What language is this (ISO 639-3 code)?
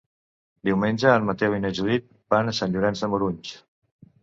cat